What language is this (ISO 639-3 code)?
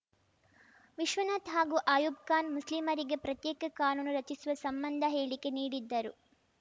kan